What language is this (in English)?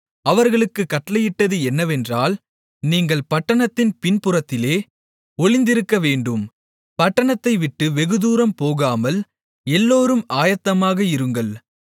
Tamil